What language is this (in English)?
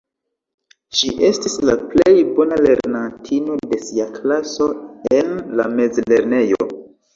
Esperanto